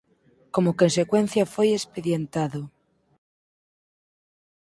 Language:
Galician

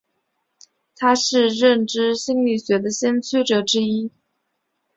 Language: Chinese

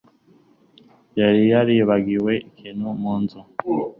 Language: Kinyarwanda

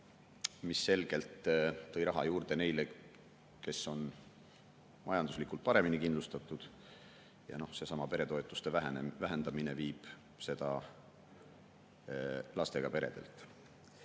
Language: Estonian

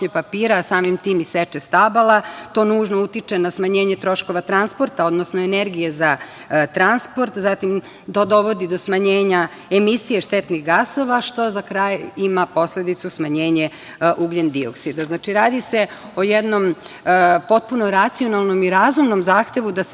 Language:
Serbian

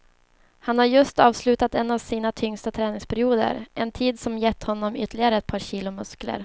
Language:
Swedish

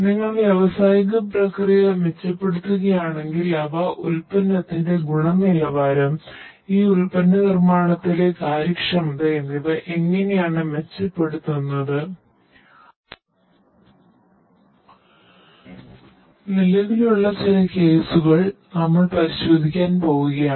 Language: Malayalam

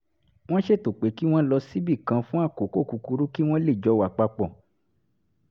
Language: Yoruba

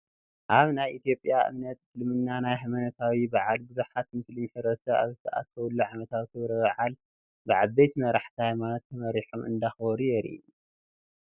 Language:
Tigrinya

